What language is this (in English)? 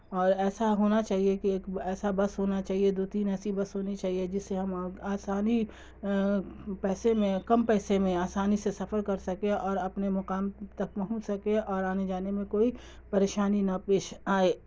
Urdu